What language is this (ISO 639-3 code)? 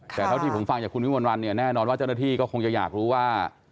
tha